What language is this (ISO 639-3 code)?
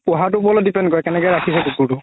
asm